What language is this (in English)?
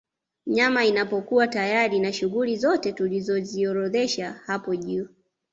Swahili